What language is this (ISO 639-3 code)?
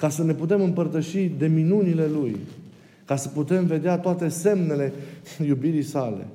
ron